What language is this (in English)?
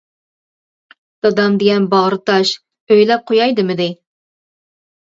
Uyghur